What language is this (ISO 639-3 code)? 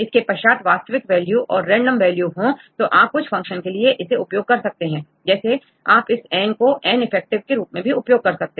hin